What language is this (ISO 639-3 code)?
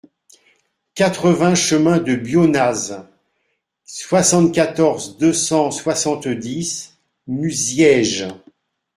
fra